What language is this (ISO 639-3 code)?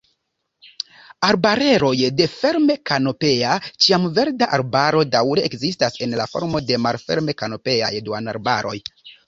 epo